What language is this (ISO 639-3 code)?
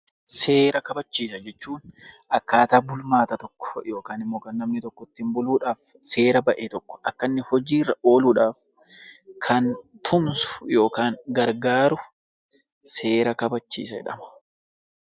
orm